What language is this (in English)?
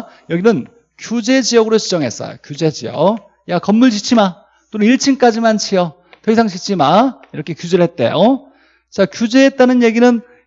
Korean